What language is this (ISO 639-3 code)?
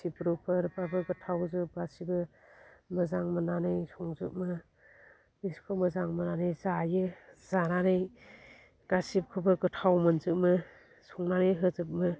brx